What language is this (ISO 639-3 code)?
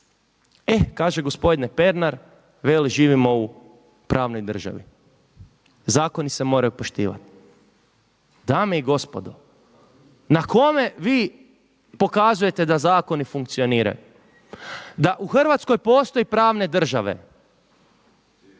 hrv